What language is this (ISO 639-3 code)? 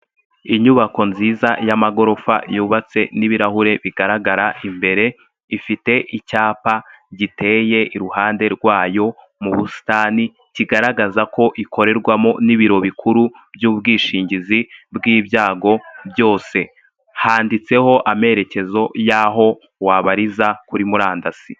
kin